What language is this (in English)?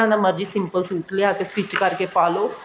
Punjabi